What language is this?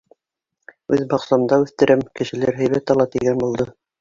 Bashkir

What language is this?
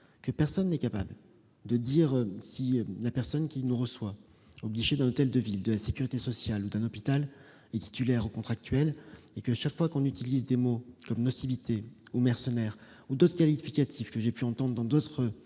French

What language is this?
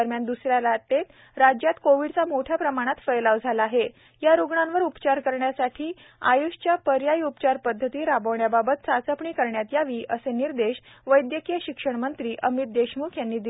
Marathi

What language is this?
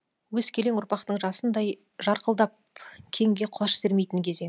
Kazakh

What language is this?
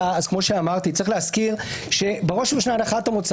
Hebrew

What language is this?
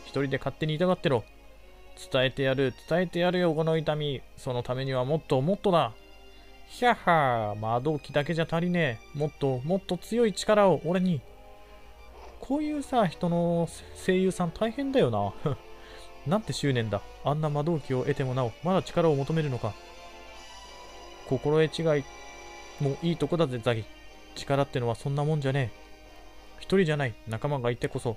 Japanese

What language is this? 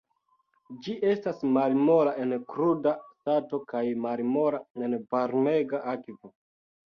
Esperanto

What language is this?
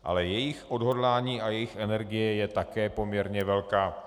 Czech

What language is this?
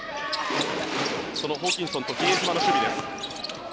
Japanese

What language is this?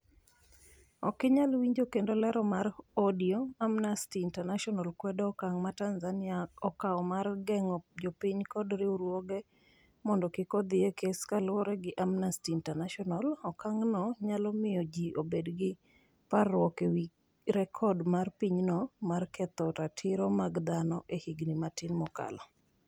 Luo (Kenya and Tanzania)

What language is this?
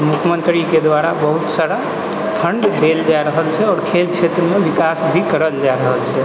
Maithili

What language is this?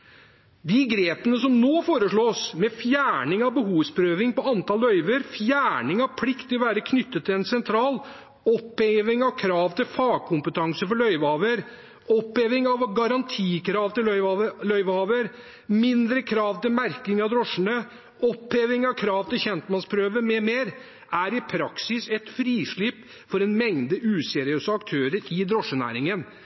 Norwegian Bokmål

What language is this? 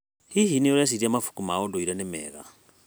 Kikuyu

